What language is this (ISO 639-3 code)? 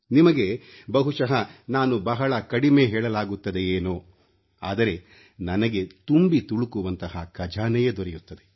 kan